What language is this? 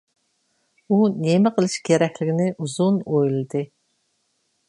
Uyghur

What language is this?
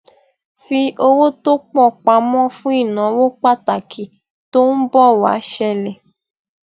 Yoruba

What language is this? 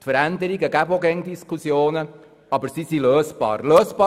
Swiss German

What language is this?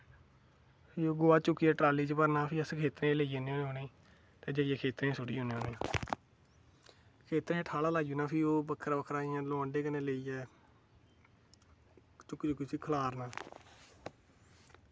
Dogri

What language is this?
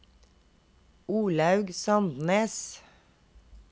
Norwegian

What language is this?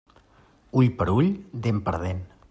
Catalan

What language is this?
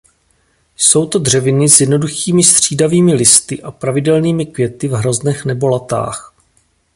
Czech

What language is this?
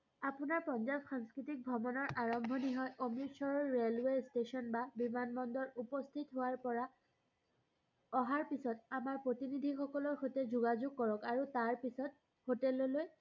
Assamese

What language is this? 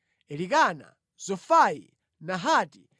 Nyanja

